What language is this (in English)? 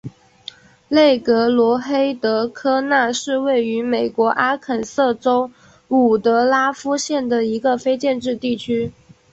Chinese